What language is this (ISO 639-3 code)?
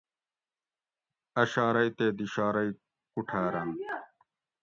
gwc